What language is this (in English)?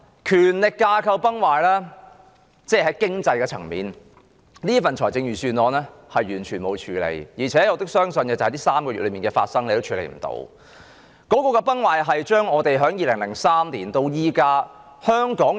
Cantonese